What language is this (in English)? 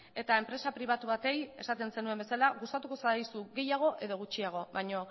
Basque